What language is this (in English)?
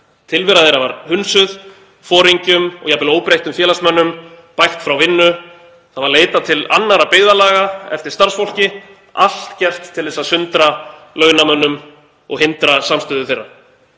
Icelandic